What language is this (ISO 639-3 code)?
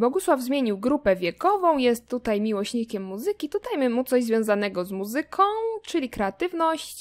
pol